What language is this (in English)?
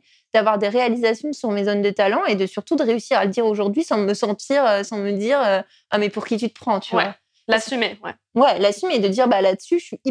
French